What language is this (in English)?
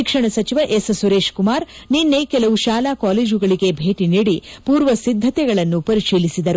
Kannada